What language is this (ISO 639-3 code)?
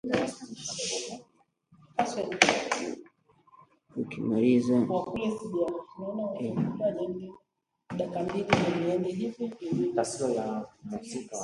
swa